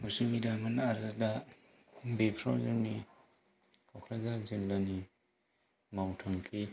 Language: Bodo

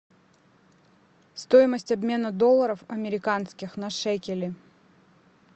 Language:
Russian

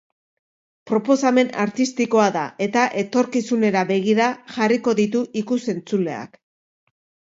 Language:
Basque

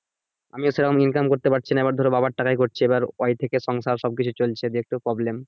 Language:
Bangla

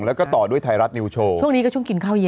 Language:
Thai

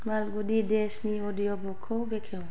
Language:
Bodo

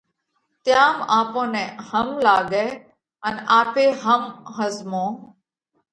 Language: Parkari Koli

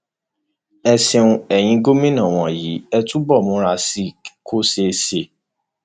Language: Yoruba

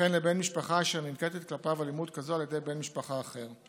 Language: Hebrew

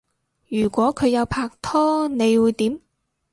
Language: Cantonese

